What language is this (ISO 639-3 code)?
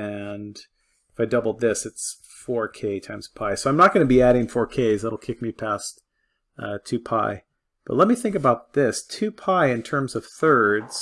eng